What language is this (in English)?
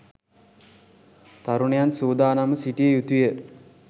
Sinhala